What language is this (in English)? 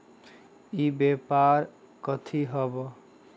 Magahi